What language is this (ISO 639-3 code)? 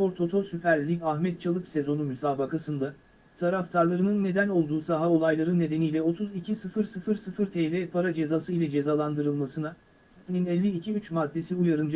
tur